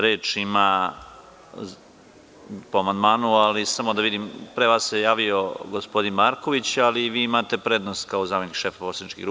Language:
Serbian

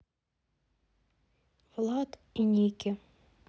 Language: Russian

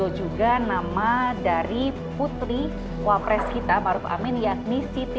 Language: Indonesian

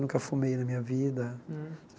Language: Portuguese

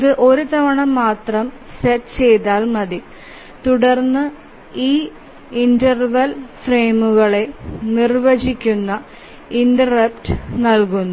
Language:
Malayalam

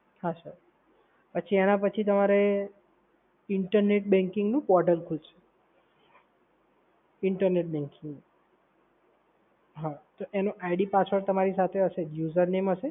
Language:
Gujarati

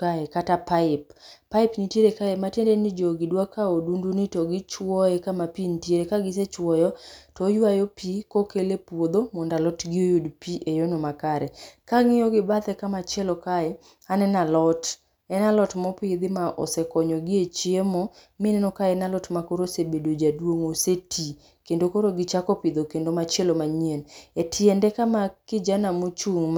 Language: Luo (Kenya and Tanzania)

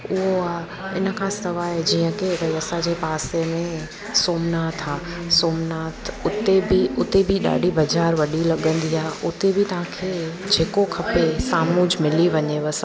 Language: Sindhi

